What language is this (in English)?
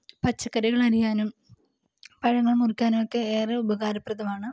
Malayalam